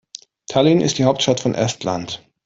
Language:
German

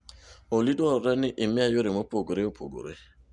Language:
Luo (Kenya and Tanzania)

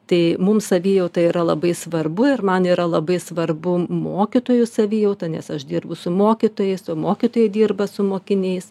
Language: Lithuanian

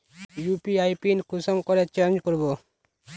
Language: Magahi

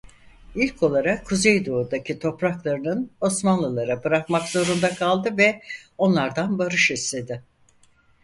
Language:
Turkish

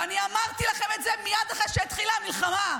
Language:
Hebrew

